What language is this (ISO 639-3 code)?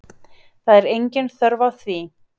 isl